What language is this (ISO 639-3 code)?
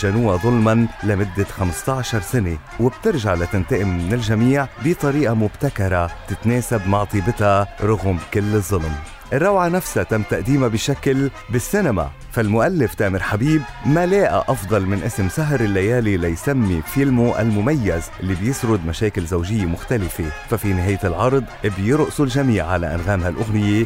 ara